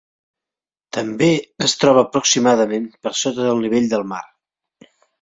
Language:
Catalan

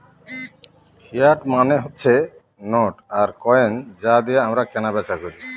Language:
Bangla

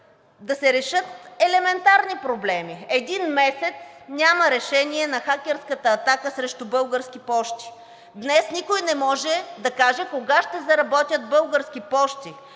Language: Bulgarian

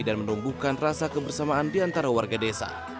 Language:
Indonesian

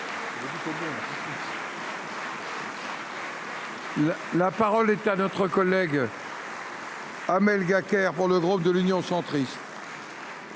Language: French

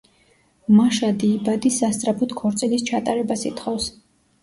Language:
Georgian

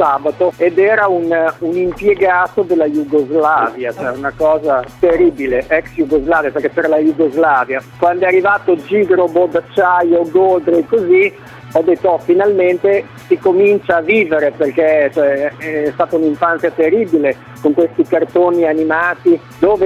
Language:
Italian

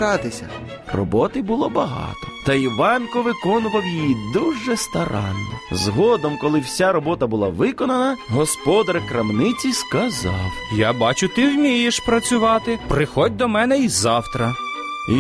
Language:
Ukrainian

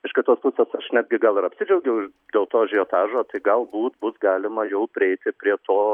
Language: Lithuanian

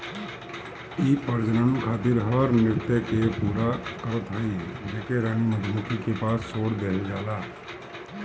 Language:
Bhojpuri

